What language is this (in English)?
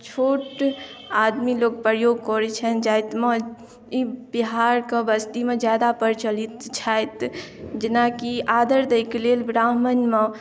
Maithili